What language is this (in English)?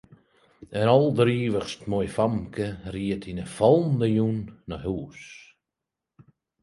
Western Frisian